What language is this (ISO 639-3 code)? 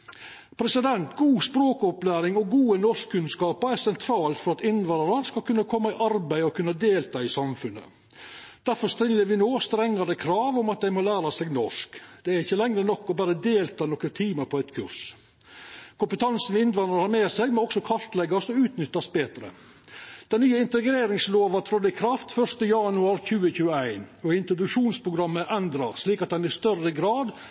nno